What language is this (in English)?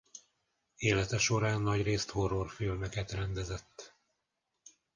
Hungarian